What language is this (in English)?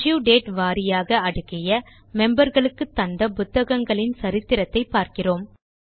Tamil